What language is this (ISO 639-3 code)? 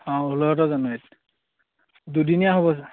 asm